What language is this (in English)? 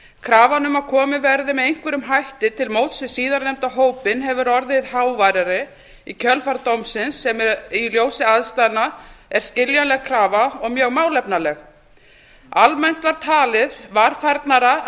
Icelandic